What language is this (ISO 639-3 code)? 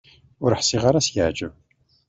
kab